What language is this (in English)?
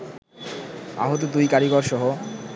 Bangla